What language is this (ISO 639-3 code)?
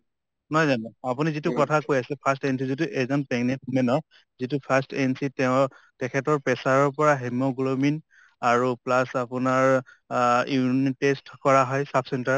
asm